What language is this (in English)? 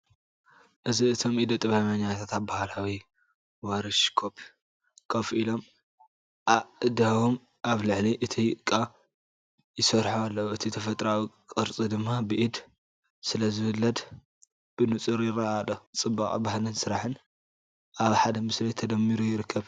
Tigrinya